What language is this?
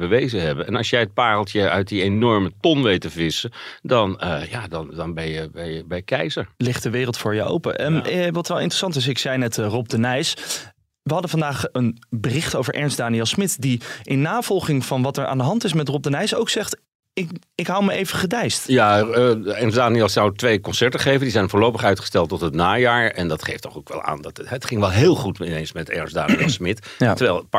Dutch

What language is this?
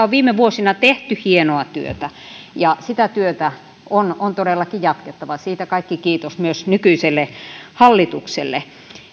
Finnish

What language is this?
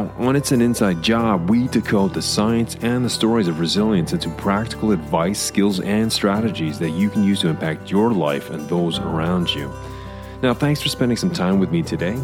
English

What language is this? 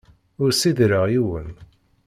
Kabyle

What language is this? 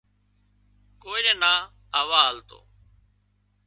Wadiyara Koli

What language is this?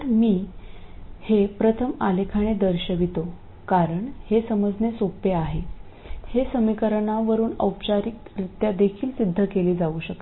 Marathi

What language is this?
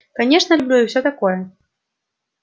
Russian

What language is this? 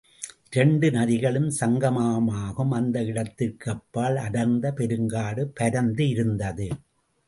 Tamil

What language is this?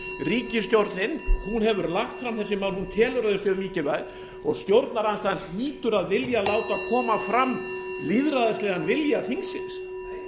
Icelandic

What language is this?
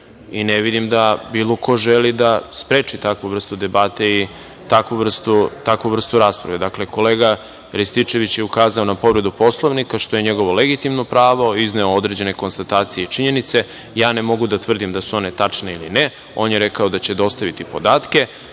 Serbian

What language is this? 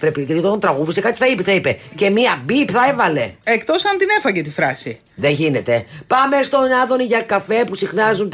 Greek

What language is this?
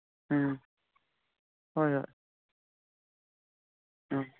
Manipuri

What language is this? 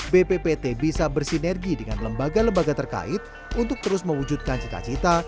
Indonesian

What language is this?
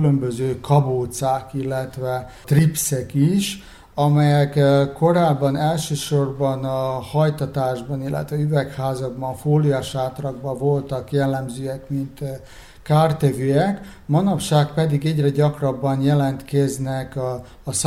Hungarian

